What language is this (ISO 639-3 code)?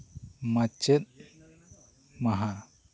sat